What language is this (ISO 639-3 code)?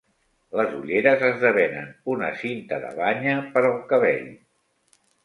cat